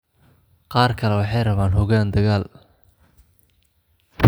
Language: Somali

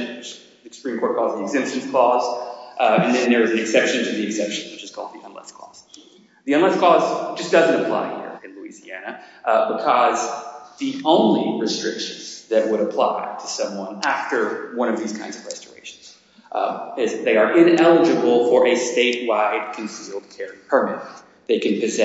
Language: English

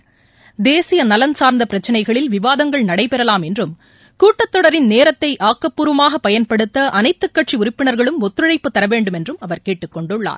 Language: Tamil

